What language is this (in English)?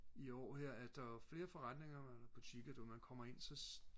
Danish